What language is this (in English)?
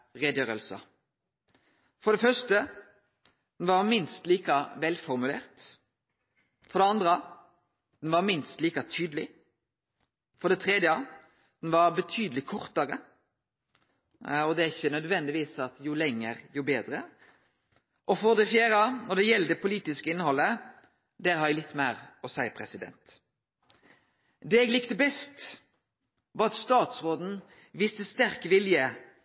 Norwegian Nynorsk